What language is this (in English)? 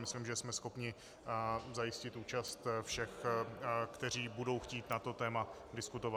Czech